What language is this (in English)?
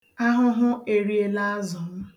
Igbo